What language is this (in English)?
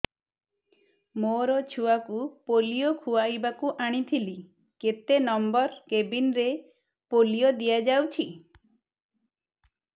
Odia